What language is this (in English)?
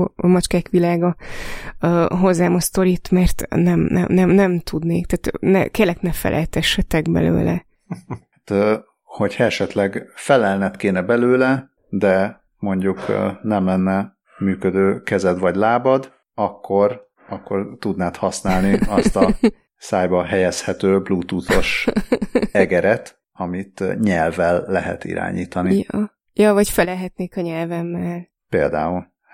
Hungarian